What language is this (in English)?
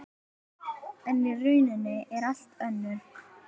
Icelandic